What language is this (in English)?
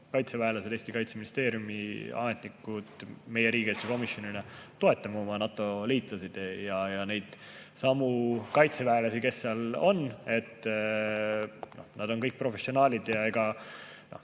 Estonian